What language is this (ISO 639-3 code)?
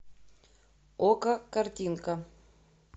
rus